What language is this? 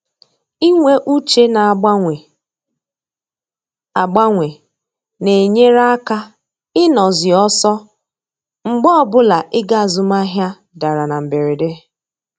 Igbo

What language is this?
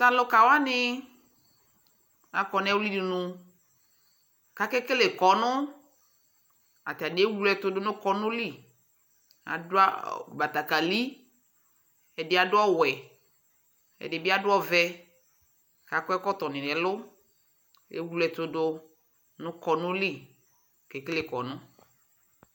Ikposo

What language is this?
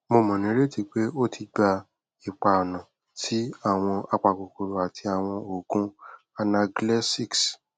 Yoruba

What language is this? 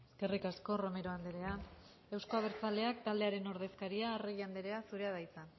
Basque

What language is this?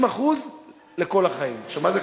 Hebrew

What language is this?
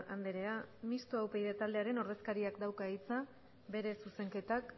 Basque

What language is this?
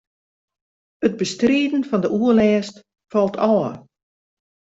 Western Frisian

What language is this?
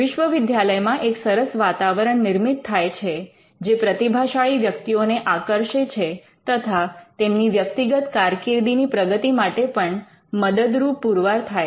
Gujarati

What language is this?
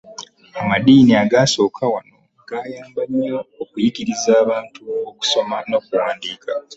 Ganda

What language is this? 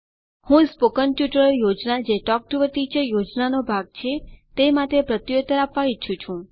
Gujarati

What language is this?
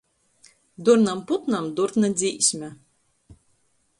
Latgalian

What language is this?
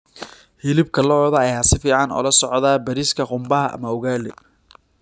Somali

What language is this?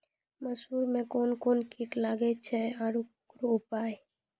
Maithili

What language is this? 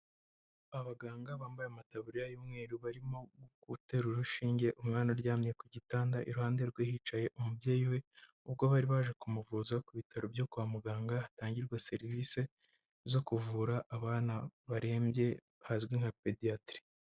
Kinyarwanda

